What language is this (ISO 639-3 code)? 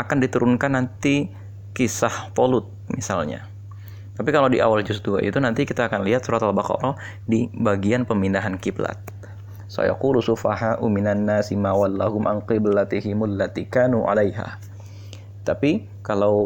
ind